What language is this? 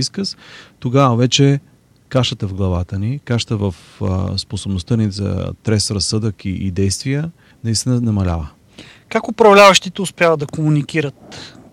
Bulgarian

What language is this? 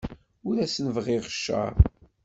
Kabyle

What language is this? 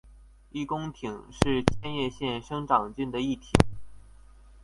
Chinese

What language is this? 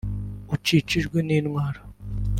Kinyarwanda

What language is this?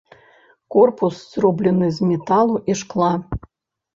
Belarusian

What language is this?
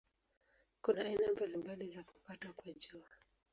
Swahili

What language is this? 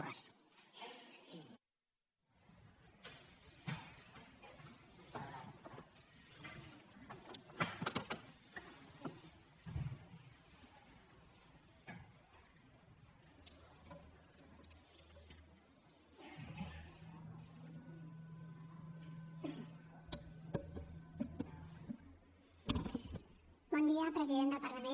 Catalan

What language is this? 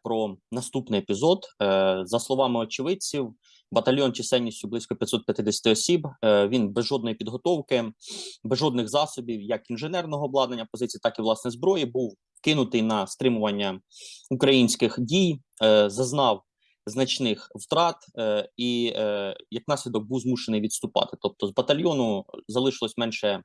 Ukrainian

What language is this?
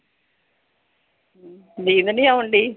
Punjabi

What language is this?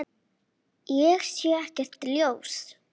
Icelandic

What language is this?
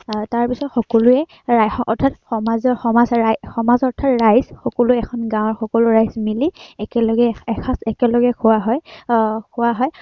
Assamese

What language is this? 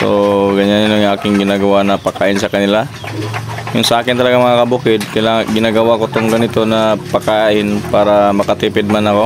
Filipino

